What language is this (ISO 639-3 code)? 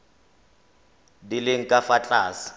tsn